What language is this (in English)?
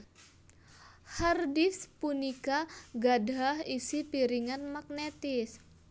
Javanese